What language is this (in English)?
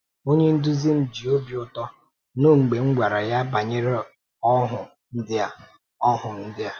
Igbo